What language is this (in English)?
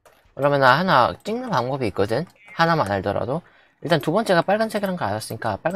Korean